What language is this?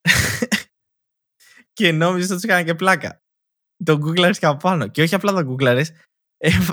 Greek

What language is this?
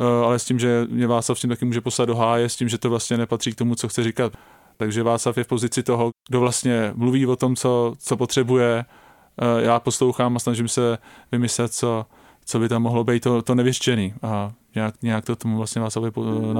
Czech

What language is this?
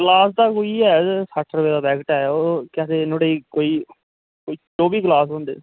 Dogri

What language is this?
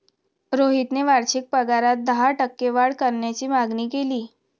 Marathi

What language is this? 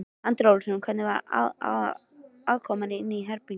Icelandic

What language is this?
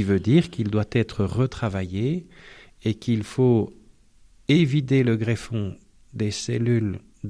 French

